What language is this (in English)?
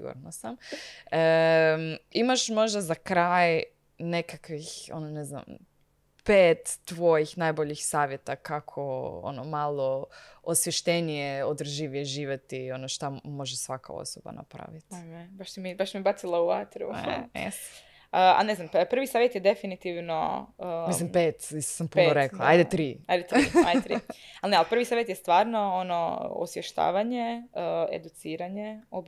Croatian